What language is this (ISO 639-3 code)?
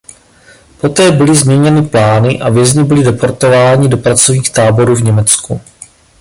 ces